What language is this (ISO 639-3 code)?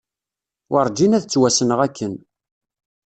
kab